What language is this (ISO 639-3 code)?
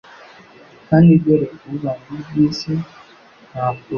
kin